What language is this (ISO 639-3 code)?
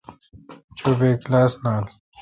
xka